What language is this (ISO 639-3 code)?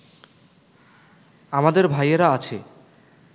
ben